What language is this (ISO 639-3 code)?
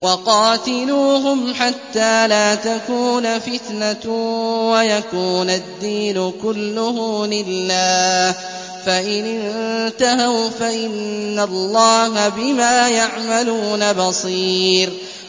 ara